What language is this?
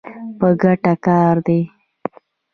Pashto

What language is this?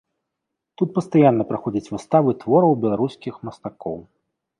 Belarusian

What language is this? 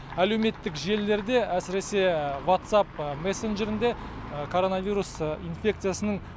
Kazakh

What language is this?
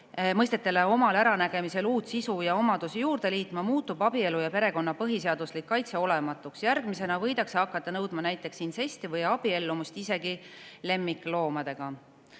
Estonian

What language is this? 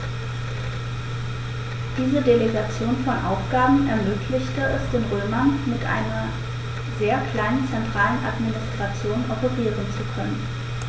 German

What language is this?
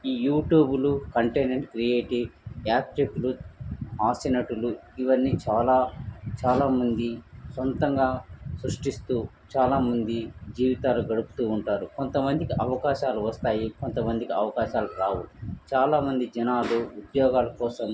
Telugu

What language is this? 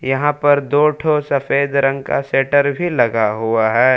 Hindi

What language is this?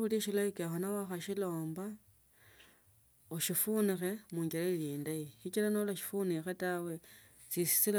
Tsotso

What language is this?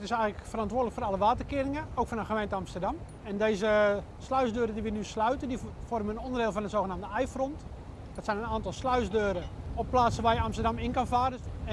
Dutch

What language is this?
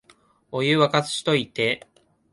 Japanese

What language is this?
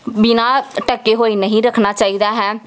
Punjabi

